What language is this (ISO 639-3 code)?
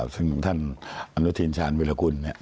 tha